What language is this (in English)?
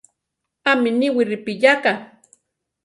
Central Tarahumara